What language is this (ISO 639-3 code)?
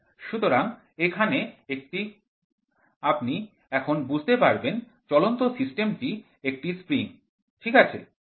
ben